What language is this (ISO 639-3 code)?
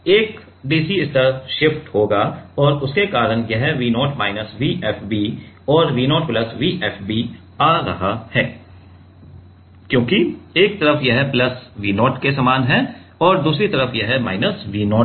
hin